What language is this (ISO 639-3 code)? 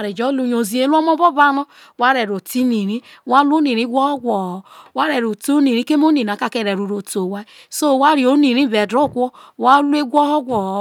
iso